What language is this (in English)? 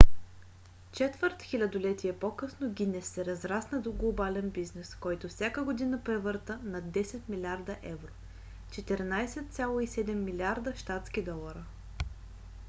Bulgarian